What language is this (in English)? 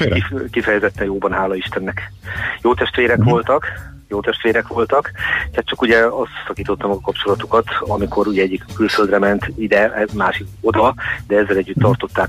Hungarian